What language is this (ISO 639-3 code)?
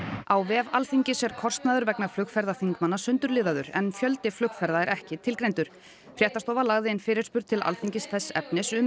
isl